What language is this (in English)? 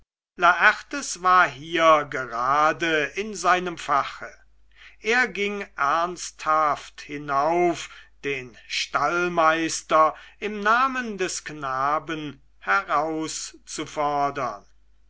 German